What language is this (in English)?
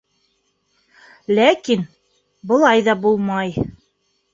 Bashkir